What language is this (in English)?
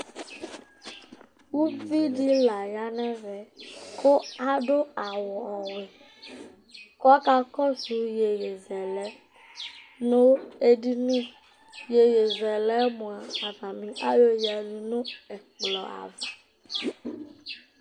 Ikposo